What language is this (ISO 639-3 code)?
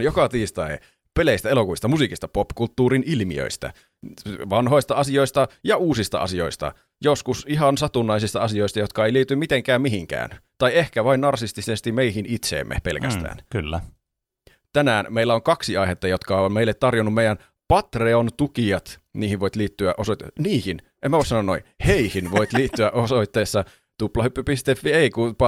fin